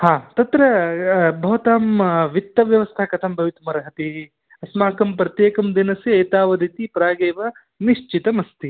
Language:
Sanskrit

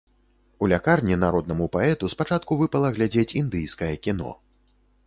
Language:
Belarusian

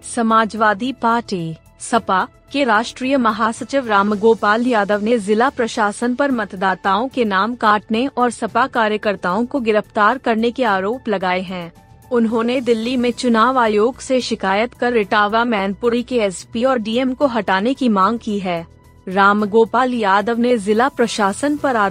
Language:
Hindi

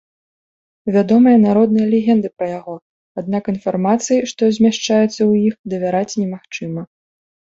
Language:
Belarusian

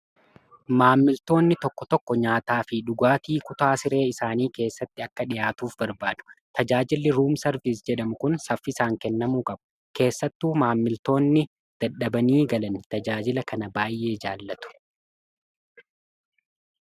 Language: Oromo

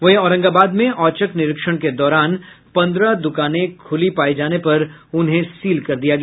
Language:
Hindi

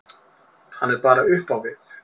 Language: Icelandic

